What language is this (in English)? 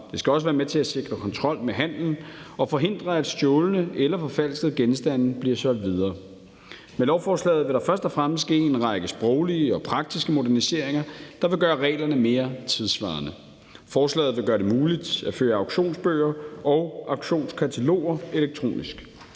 Danish